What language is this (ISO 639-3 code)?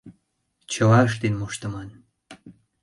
chm